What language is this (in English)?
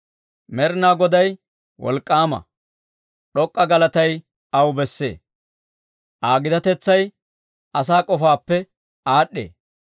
Dawro